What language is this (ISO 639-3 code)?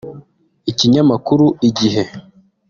kin